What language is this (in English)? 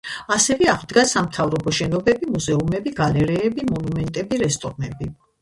Georgian